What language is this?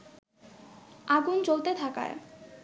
Bangla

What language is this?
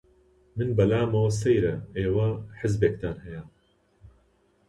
Central Kurdish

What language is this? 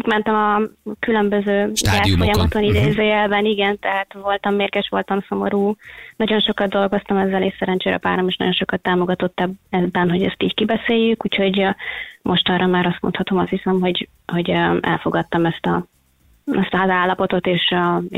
Hungarian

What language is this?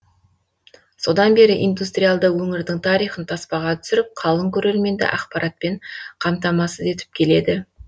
Kazakh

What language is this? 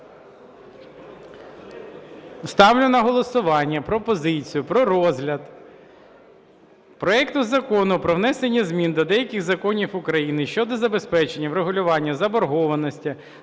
Ukrainian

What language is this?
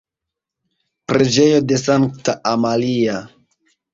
Esperanto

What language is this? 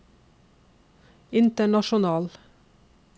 Norwegian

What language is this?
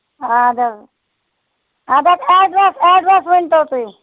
Kashmiri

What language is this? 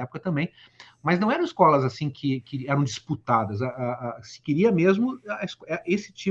Portuguese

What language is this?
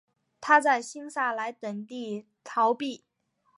Chinese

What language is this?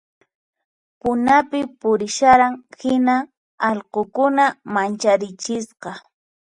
Puno Quechua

